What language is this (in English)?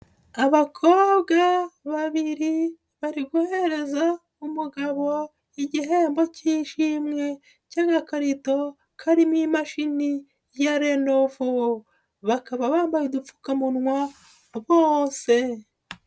Kinyarwanda